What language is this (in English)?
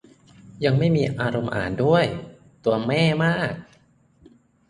Thai